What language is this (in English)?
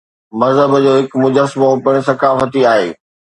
Sindhi